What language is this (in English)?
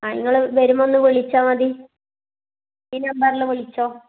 Malayalam